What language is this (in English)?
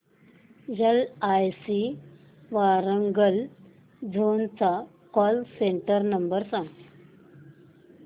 Marathi